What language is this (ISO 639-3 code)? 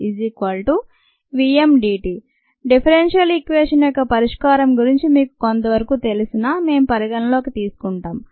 tel